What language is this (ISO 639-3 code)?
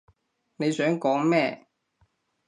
yue